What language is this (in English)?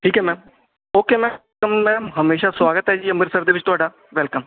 Punjabi